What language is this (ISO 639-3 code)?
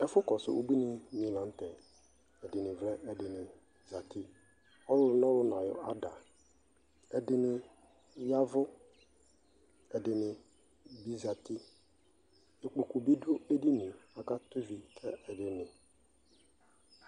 kpo